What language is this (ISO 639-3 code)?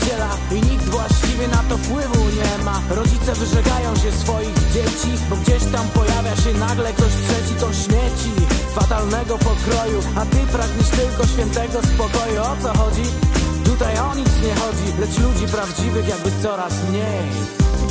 pol